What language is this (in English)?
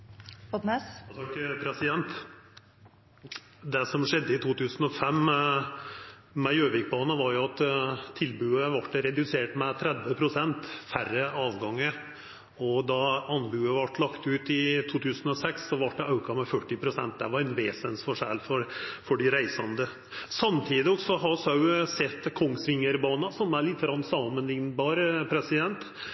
Norwegian Nynorsk